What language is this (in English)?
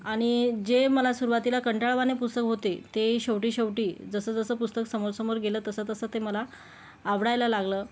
Marathi